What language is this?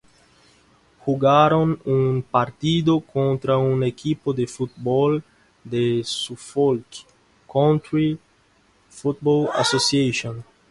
Spanish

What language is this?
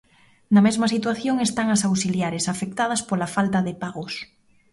Galician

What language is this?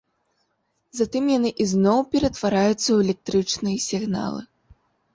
Belarusian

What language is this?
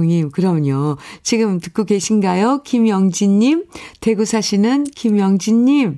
Korean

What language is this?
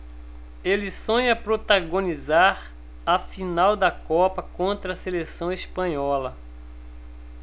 Portuguese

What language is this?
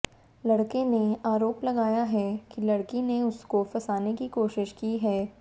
Hindi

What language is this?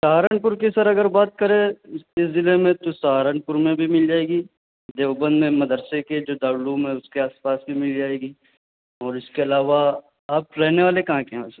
Urdu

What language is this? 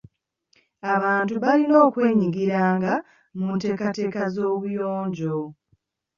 Ganda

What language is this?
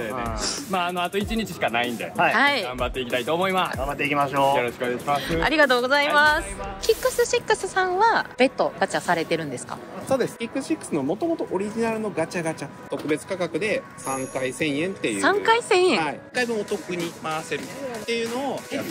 Japanese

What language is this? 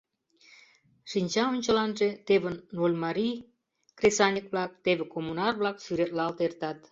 Mari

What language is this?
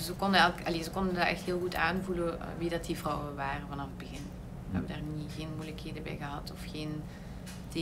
Dutch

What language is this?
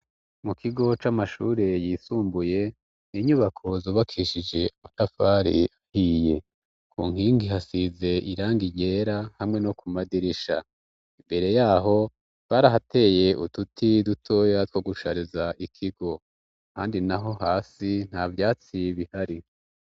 Rundi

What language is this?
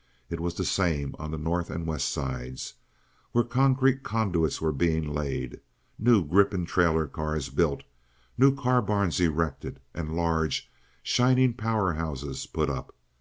English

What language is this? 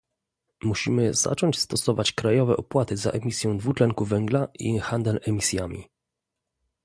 Polish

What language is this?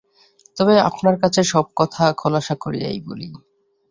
Bangla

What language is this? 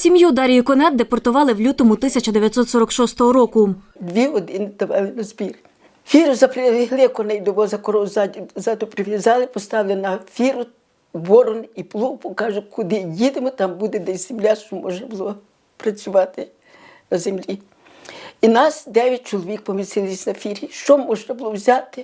Ukrainian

